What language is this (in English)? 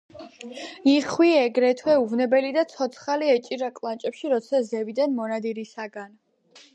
Georgian